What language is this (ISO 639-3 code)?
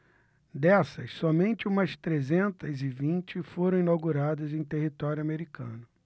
por